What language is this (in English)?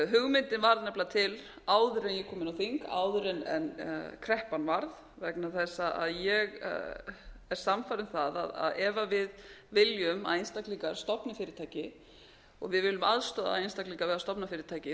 Icelandic